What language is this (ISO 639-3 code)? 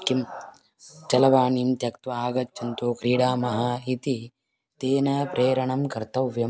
san